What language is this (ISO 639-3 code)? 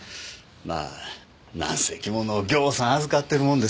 jpn